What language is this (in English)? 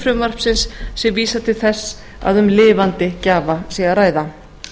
Icelandic